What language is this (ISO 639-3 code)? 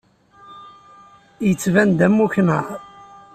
kab